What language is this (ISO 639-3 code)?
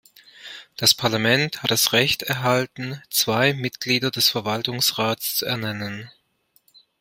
deu